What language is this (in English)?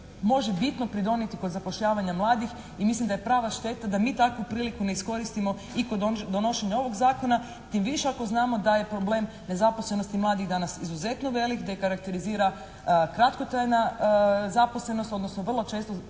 Croatian